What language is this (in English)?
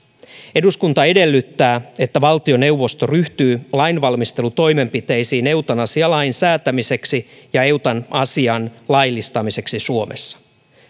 Finnish